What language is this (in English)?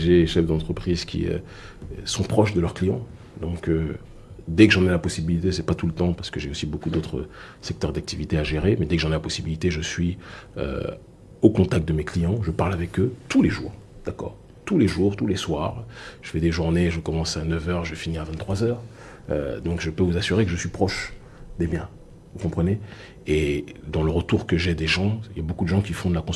French